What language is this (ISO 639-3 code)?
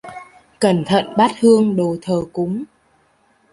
vie